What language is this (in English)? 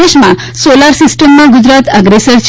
Gujarati